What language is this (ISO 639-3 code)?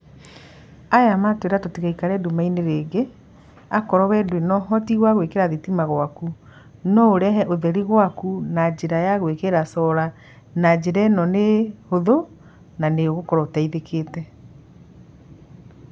kik